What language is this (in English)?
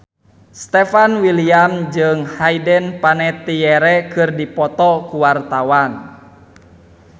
Sundanese